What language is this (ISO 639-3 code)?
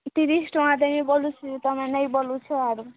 ori